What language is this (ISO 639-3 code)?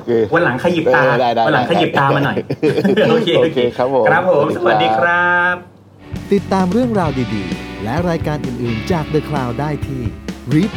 tha